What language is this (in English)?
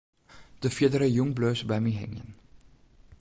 Western Frisian